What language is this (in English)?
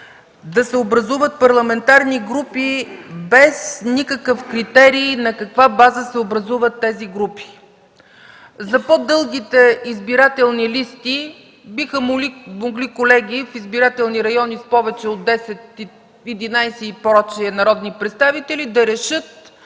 Bulgarian